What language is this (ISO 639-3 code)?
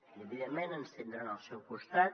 cat